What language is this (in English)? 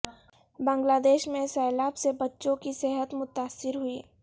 Urdu